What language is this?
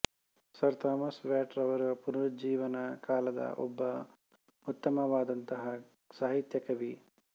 Kannada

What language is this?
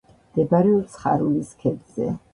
Georgian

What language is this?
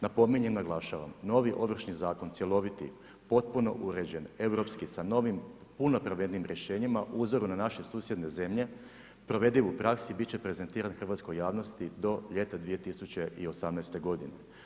Croatian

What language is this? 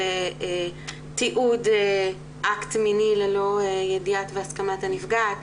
Hebrew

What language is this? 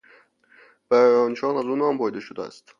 Persian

